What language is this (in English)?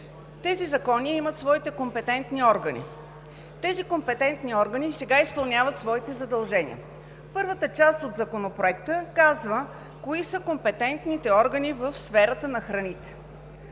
Bulgarian